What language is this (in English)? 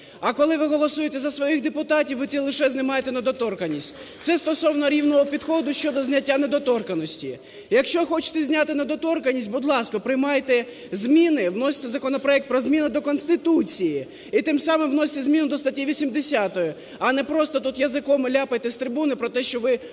Ukrainian